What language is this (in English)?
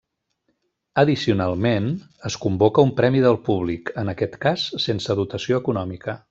Catalan